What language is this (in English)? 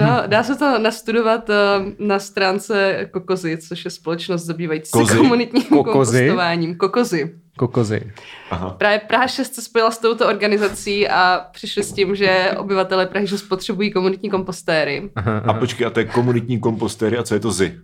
Czech